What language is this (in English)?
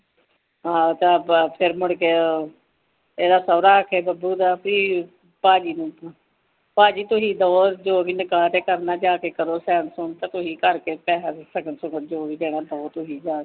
Punjabi